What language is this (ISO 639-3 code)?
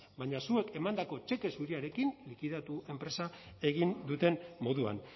eus